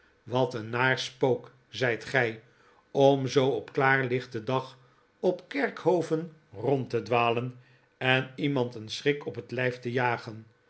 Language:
Dutch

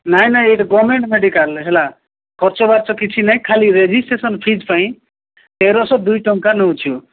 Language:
Odia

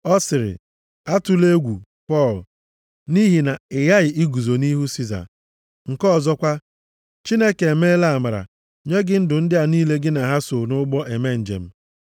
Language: Igbo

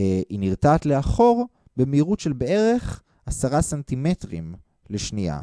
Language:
Hebrew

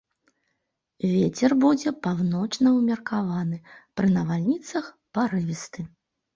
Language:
Belarusian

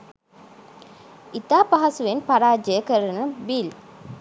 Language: Sinhala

